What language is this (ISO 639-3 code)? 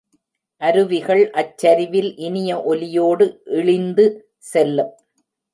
tam